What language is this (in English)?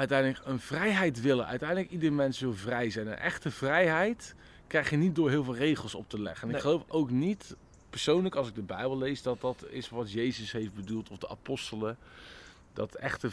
Dutch